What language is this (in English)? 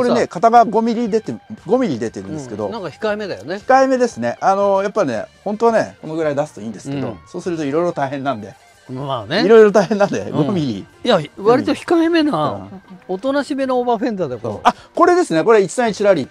Japanese